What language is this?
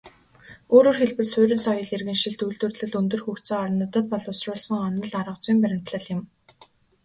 Mongolian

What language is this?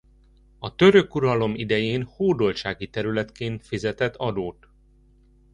Hungarian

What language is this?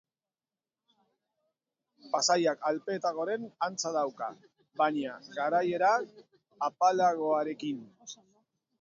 Basque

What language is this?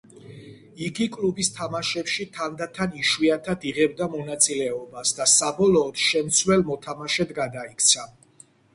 Georgian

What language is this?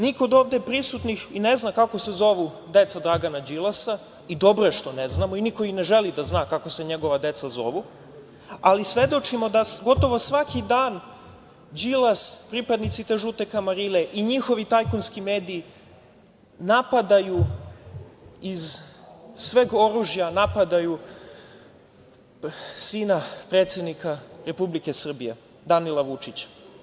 Serbian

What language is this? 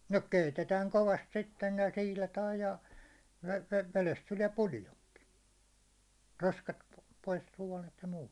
Finnish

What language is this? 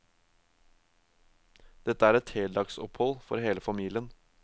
Norwegian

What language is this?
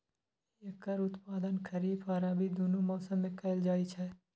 Maithili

